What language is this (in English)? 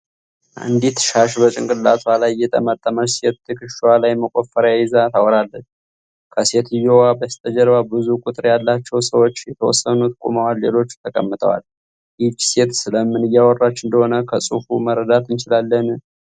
Amharic